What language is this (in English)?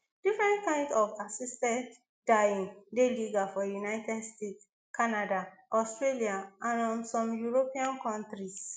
Nigerian Pidgin